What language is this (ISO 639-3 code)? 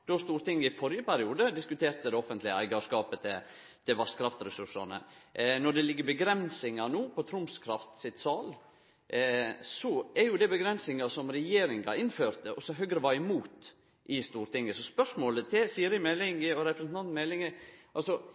nno